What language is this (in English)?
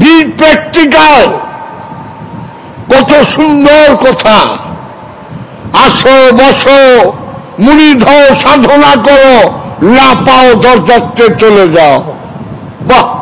Turkish